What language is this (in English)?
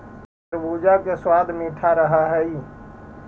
Magahi